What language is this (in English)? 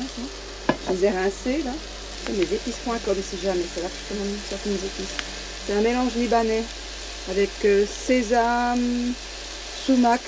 French